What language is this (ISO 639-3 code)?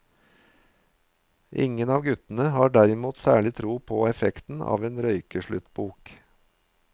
nor